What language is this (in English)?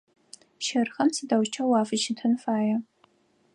Adyghe